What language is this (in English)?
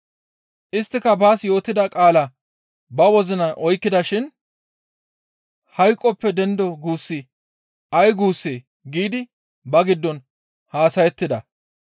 Gamo